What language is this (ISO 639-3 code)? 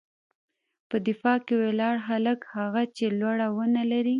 pus